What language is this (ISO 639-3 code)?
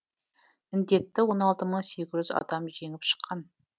kaz